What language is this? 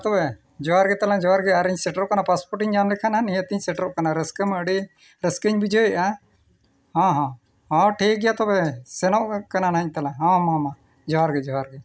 Santali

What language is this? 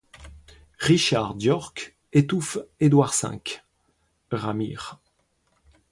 French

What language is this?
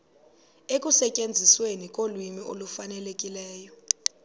Xhosa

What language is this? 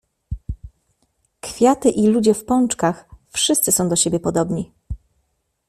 Polish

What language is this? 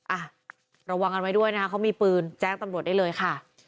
Thai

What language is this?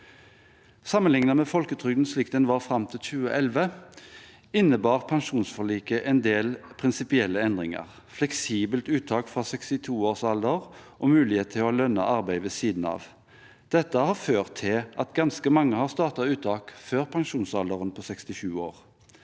Norwegian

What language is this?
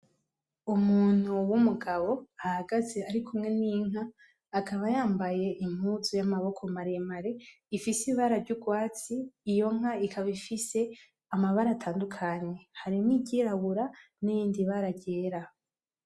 Rundi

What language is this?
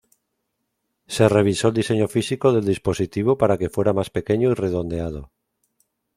Spanish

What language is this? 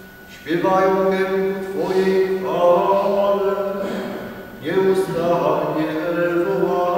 Polish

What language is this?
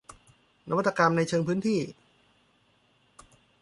Thai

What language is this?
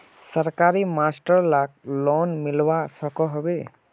Magahi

